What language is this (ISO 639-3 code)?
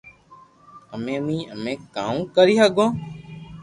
lrk